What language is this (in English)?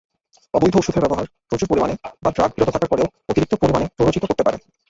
Bangla